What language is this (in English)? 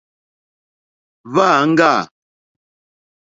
Mokpwe